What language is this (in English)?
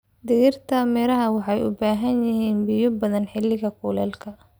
Somali